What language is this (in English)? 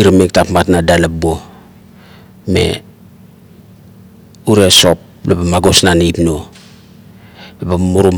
Kuot